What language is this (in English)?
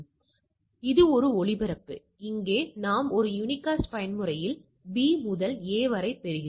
Tamil